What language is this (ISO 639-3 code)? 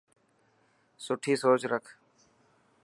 mki